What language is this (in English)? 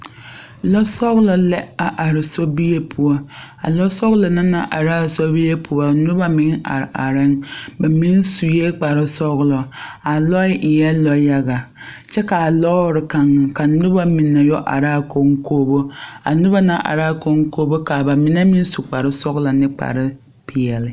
Southern Dagaare